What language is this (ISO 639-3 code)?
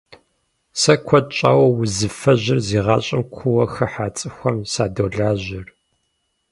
kbd